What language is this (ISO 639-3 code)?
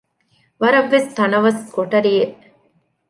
div